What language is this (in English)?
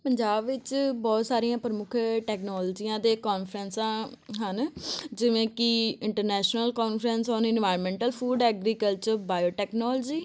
Punjabi